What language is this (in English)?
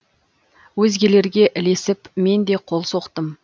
Kazakh